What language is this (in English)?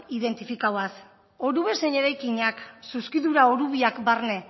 Basque